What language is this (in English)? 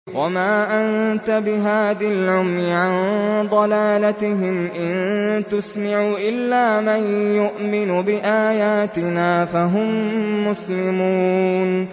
Arabic